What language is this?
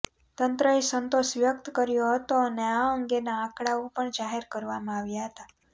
Gujarati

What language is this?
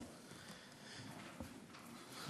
Hebrew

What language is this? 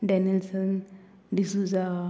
Konkani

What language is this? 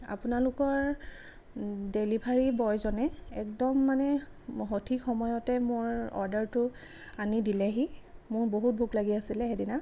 Assamese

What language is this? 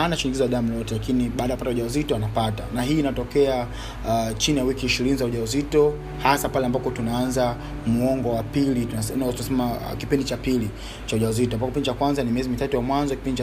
Swahili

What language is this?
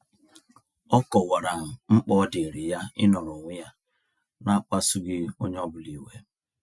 Igbo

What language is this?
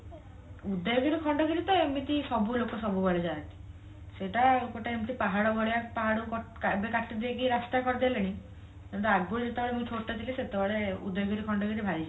Odia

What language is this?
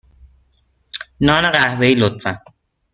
Persian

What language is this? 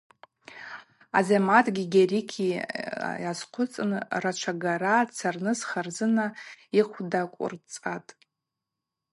Abaza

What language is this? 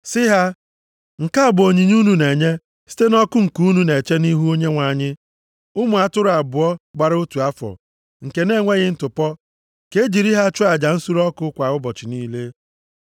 Igbo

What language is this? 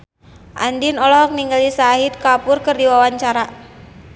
Sundanese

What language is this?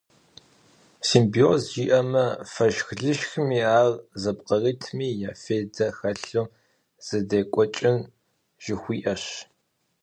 Kabardian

